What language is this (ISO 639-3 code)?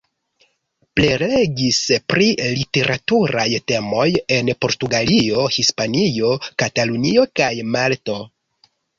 epo